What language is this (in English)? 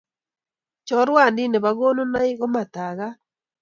Kalenjin